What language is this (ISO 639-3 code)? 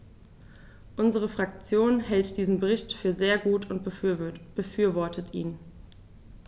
deu